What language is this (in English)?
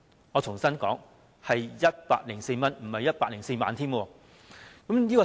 Cantonese